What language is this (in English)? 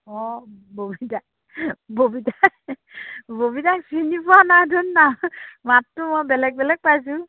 Assamese